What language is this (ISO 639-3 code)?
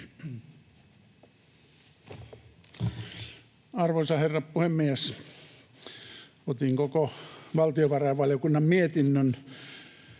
fin